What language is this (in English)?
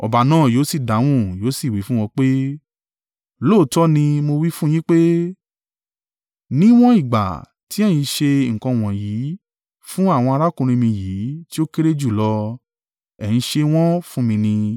Yoruba